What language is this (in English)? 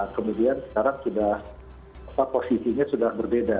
Indonesian